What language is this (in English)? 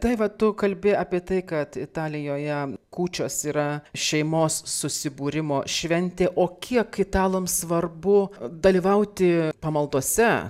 Lithuanian